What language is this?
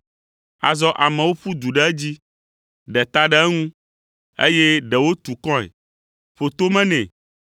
Ewe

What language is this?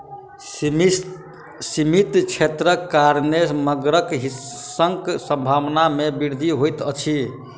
Maithili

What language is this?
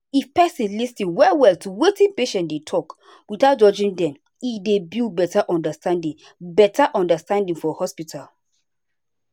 Nigerian Pidgin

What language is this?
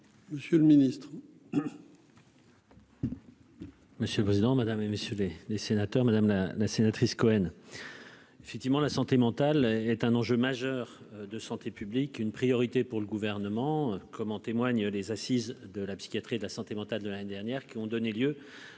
French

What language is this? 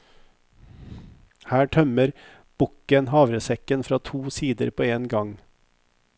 Norwegian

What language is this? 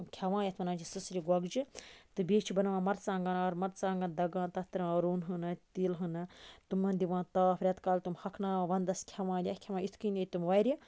Kashmiri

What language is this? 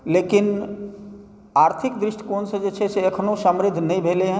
Maithili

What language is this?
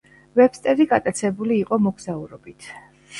Georgian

